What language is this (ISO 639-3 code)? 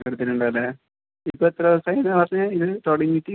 mal